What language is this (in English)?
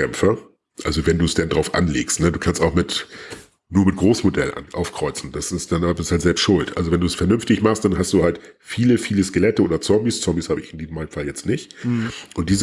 German